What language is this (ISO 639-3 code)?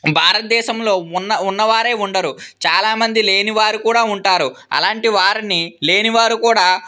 tel